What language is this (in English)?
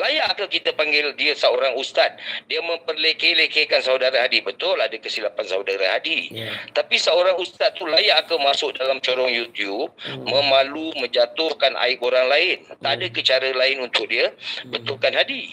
Malay